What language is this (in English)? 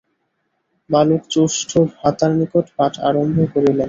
Bangla